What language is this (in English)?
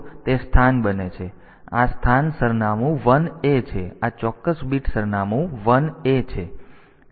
Gujarati